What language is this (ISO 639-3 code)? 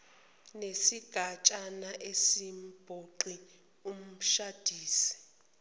zul